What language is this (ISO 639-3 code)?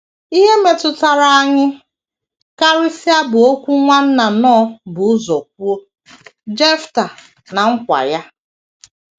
ibo